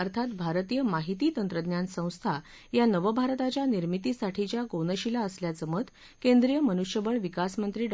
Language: Marathi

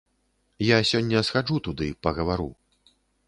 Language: Belarusian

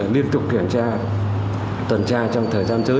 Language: Vietnamese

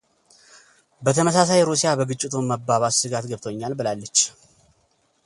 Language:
Amharic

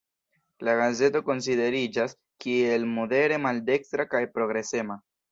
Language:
Esperanto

